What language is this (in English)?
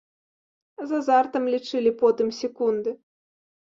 Belarusian